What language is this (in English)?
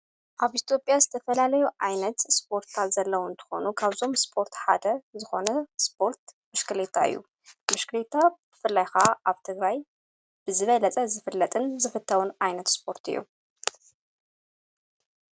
Tigrinya